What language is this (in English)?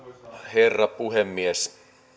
Finnish